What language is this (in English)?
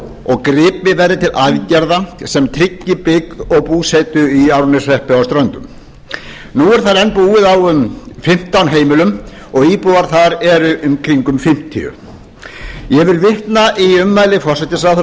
Icelandic